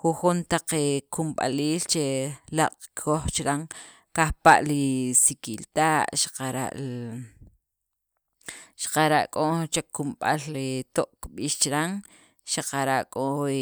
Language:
Sacapulteco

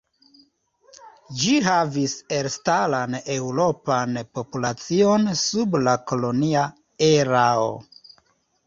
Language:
Esperanto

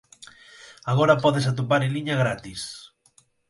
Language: Galician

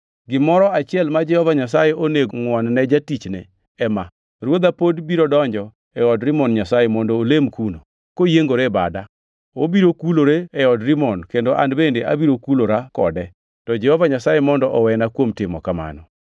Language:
Luo (Kenya and Tanzania)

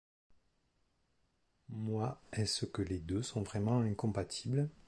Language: French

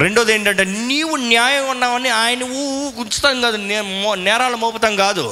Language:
Telugu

